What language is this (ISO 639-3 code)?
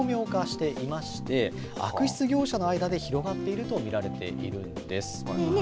jpn